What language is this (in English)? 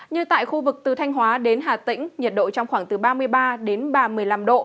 Vietnamese